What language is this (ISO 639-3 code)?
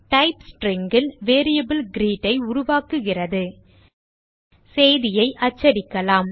tam